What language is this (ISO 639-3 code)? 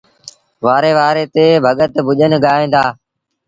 sbn